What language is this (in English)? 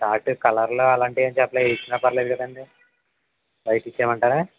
Telugu